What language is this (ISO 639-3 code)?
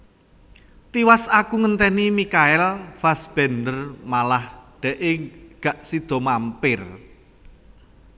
jav